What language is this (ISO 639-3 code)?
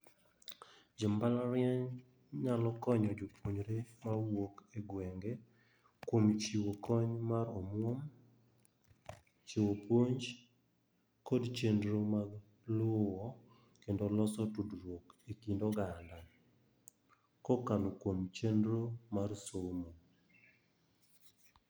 luo